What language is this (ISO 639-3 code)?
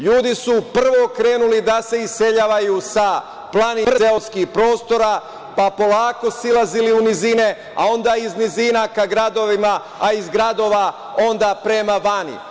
srp